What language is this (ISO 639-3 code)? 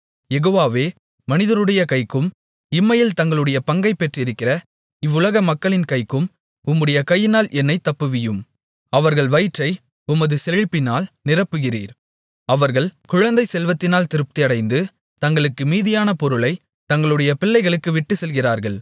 tam